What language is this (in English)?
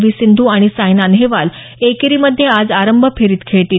Marathi